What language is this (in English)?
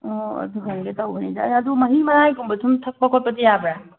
Manipuri